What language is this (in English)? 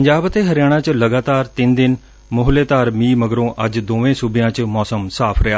Punjabi